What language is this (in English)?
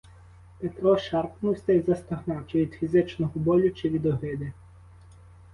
Ukrainian